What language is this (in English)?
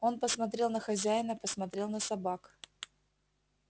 Russian